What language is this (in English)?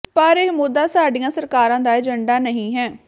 Punjabi